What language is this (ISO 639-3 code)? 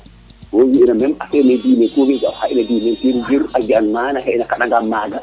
srr